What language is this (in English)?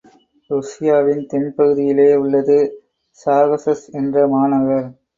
Tamil